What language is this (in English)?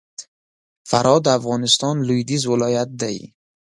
Pashto